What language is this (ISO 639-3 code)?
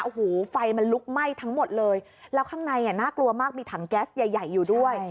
tha